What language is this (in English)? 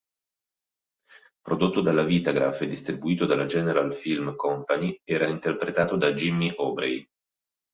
Italian